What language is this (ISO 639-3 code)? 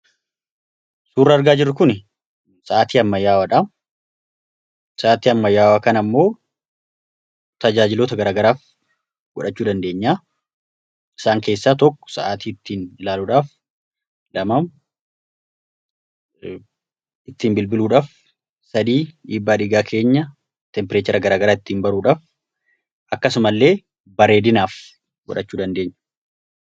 orm